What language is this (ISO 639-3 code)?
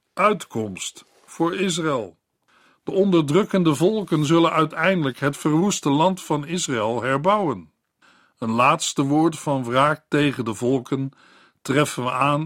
nld